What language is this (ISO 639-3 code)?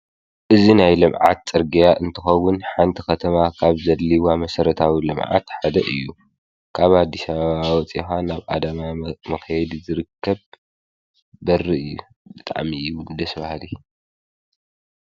tir